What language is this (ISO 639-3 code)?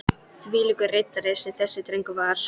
isl